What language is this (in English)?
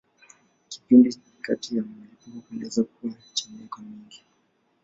Swahili